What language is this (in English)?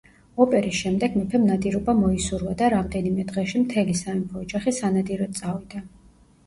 Georgian